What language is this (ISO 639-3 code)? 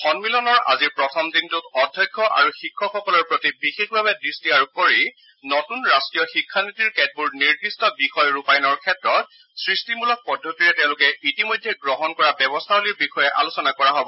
asm